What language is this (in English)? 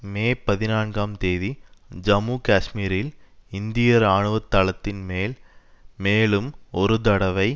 Tamil